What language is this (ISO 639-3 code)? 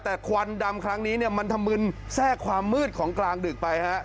tha